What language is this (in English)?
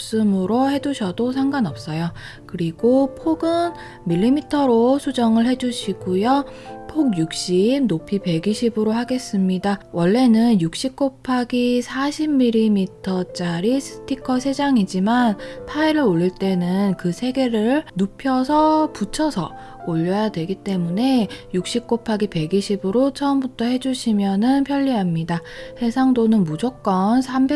Korean